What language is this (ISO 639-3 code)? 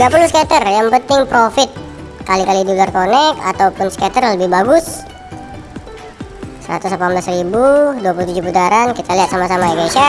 ind